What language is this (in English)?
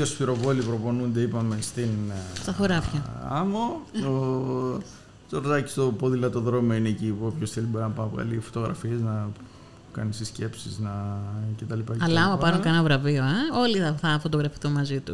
Greek